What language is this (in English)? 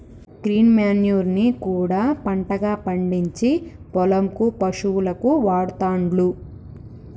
Telugu